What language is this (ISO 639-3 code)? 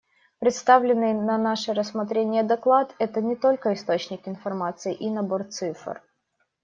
rus